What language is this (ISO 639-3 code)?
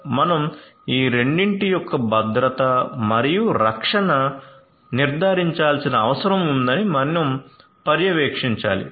tel